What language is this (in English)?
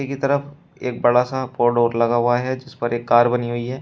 Hindi